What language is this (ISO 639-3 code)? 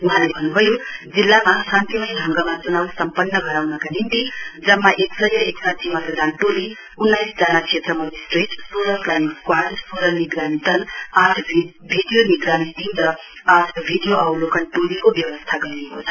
nep